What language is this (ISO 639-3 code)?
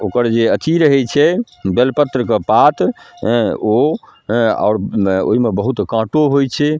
mai